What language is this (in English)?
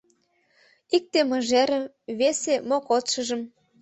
Mari